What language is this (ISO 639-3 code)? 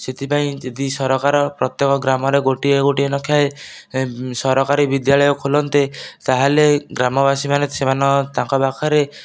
ori